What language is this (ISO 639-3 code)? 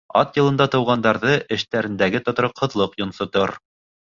bak